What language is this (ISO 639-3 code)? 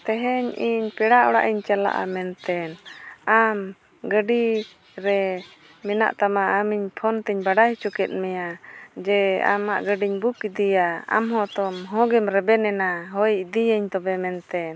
sat